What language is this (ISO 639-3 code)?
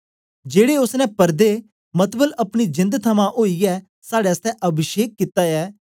doi